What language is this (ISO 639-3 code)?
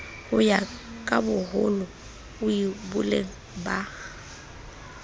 sot